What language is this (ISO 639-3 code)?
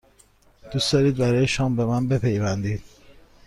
fas